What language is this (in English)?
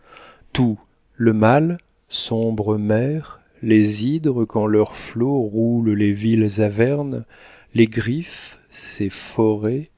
French